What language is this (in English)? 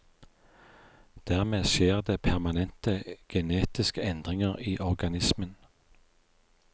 Norwegian